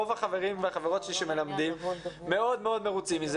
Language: Hebrew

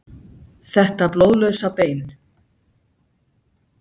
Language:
Icelandic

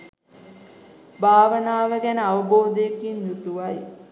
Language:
Sinhala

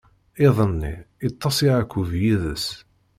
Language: Kabyle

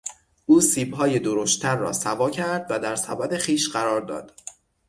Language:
Persian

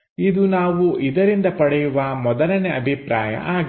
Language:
Kannada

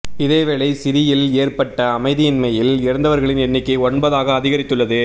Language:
Tamil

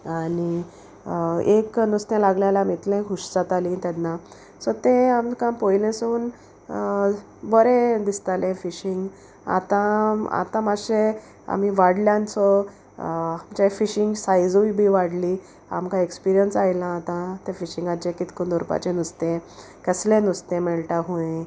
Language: Konkani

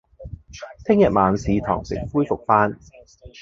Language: Cantonese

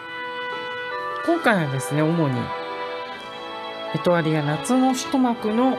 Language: Japanese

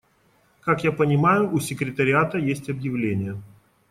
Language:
Russian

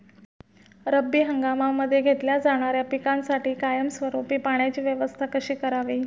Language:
Marathi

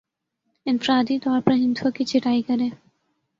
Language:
Urdu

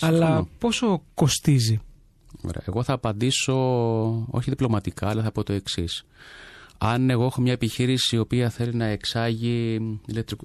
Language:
Greek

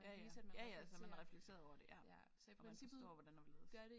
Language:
Danish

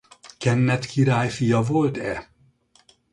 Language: Hungarian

